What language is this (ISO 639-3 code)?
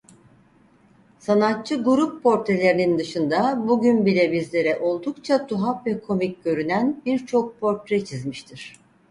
tur